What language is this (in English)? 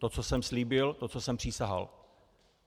Czech